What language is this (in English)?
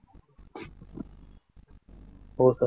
Marathi